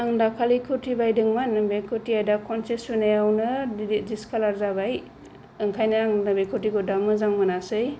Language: Bodo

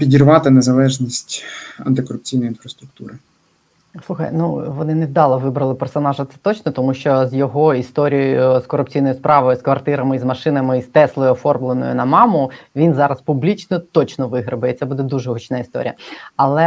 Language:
Ukrainian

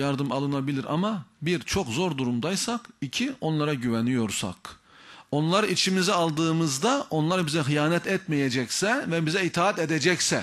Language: Turkish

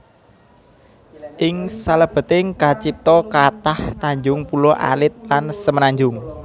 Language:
Javanese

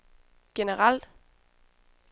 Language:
Danish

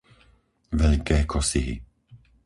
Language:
Slovak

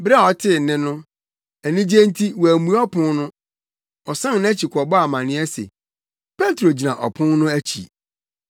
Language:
Akan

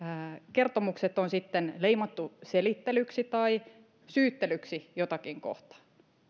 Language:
Finnish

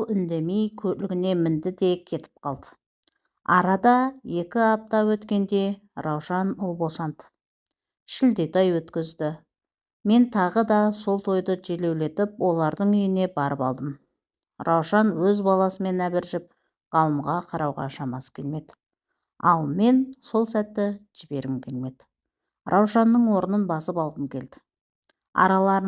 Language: Turkish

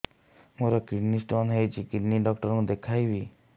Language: Odia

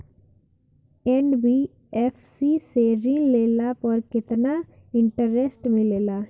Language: Bhojpuri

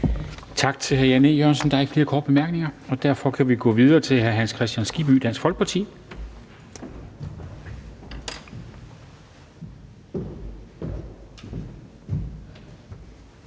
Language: Danish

